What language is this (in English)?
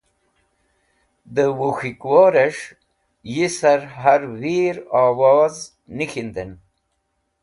Wakhi